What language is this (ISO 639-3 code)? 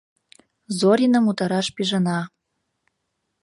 chm